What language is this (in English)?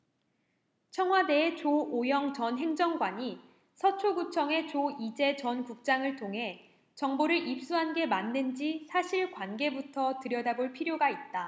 Korean